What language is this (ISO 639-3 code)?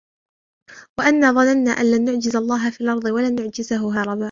ara